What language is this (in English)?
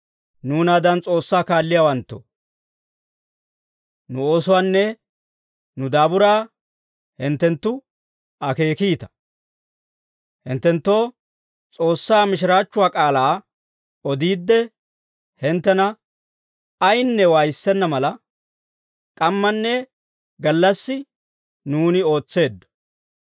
Dawro